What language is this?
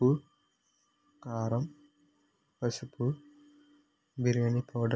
Telugu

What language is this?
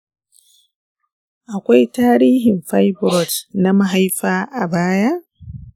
Hausa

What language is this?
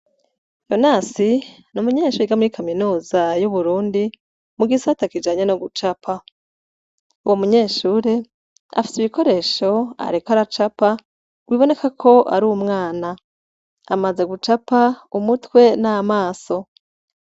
Rundi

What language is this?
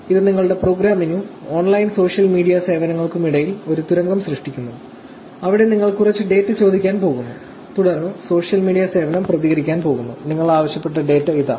Malayalam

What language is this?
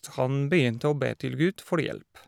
Norwegian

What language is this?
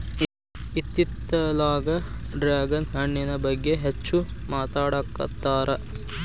Kannada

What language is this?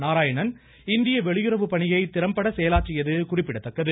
Tamil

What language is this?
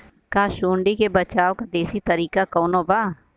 Bhojpuri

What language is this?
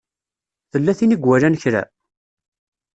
Kabyle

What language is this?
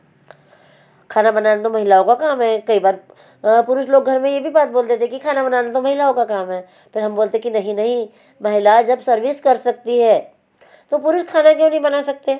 Hindi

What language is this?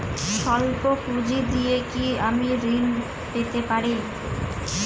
Bangla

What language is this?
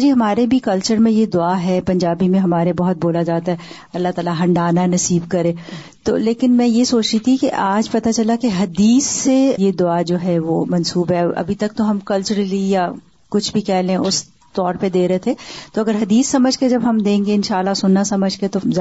Urdu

